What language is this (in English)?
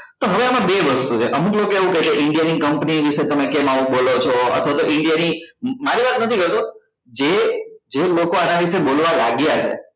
Gujarati